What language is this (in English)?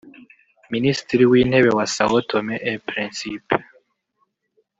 Kinyarwanda